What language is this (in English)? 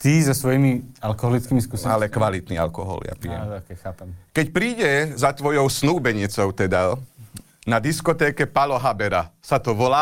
Slovak